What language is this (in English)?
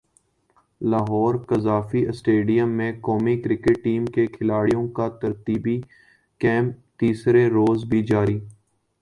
Urdu